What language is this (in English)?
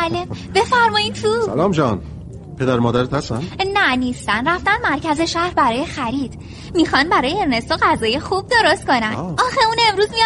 Persian